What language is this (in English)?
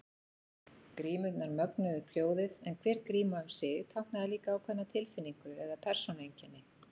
Icelandic